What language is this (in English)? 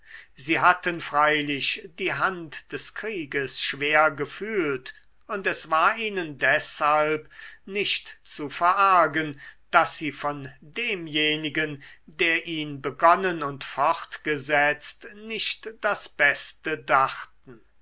German